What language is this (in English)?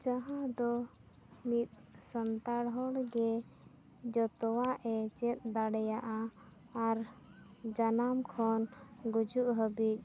Santali